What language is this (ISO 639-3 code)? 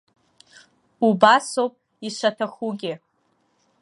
abk